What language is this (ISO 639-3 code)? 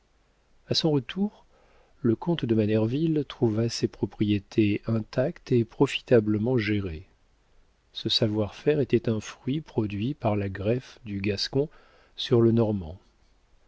fra